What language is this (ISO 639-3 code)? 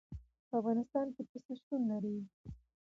pus